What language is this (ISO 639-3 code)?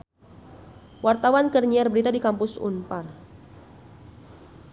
sun